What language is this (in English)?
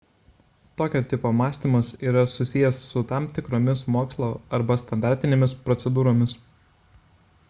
Lithuanian